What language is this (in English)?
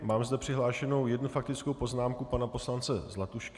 Czech